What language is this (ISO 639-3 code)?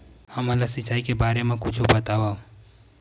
hne